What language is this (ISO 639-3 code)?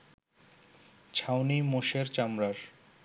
ben